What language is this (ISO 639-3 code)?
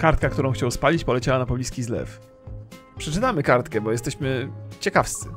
pol